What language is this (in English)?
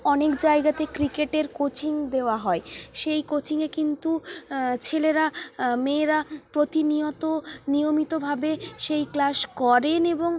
Bangla